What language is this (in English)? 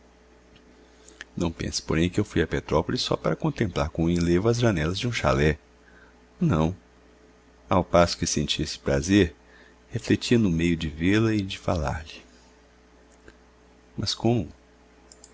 Portuguese